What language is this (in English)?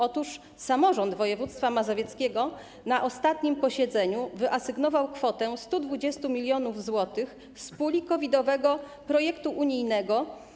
Polish